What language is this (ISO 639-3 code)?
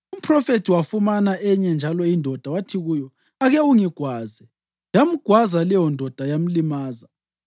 nde